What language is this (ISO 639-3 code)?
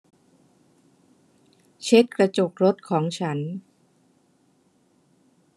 tha